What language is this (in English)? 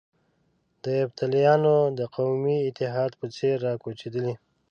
Pashto